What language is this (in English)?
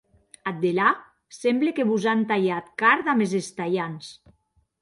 Occitan